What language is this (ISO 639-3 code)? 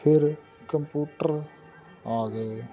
pan